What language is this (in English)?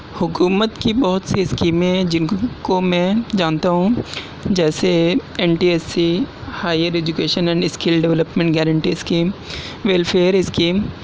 Urdu